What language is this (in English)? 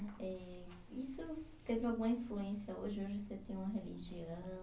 Portuguese